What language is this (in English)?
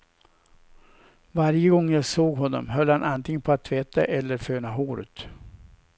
Swedish